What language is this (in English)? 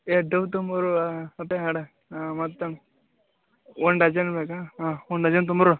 Kannada